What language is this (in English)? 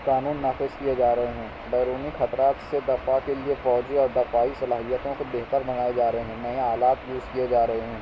Urdu